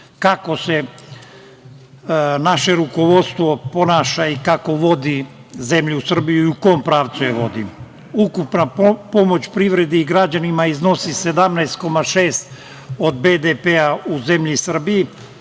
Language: Serbian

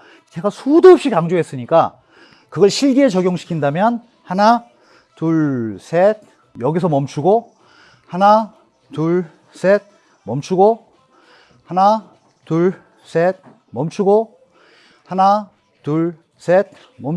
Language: Korean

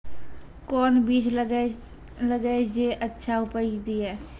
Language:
Maithili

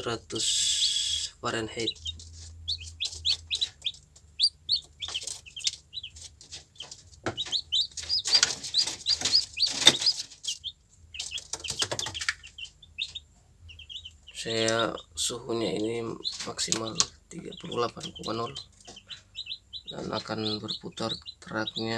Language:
Indonesian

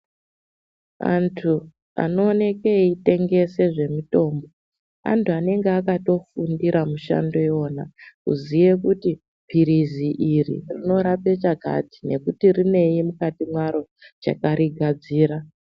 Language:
Ndau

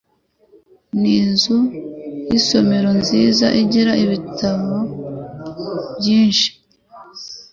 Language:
Kinyarwanda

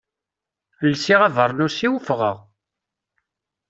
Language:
Kabyle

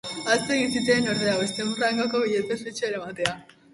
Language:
Basque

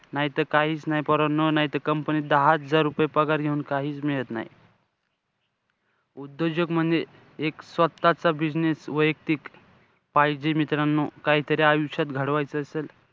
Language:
Marathi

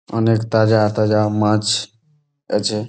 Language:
Bangla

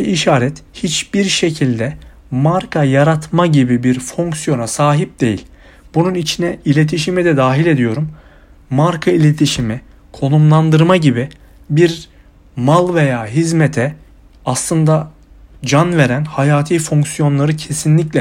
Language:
Turkish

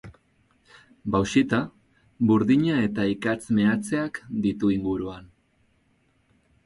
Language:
Basque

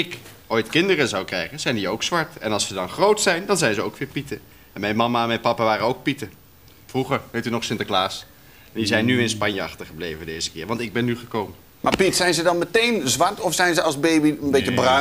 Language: Dutch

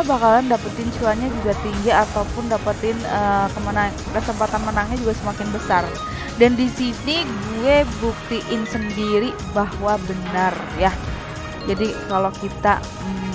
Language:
Indonesian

